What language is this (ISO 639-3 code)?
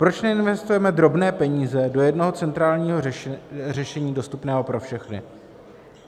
ces